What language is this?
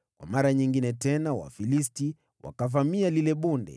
Swahili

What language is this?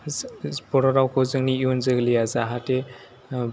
Bodo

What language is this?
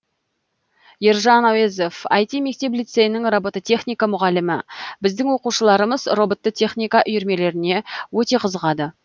Kazakh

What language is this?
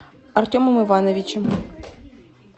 Russian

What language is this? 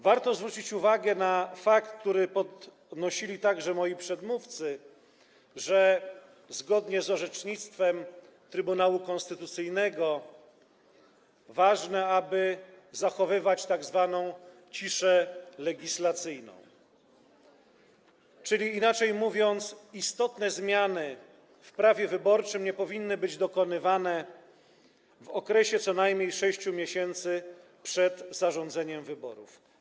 Polish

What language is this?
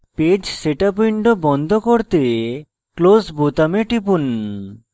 Bangla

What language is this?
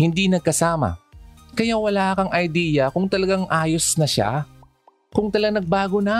Filipino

